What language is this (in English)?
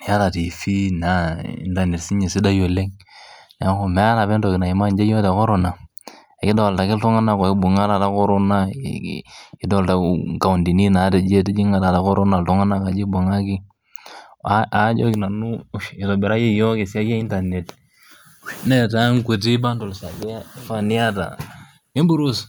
Masai